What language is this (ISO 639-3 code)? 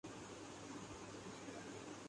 urd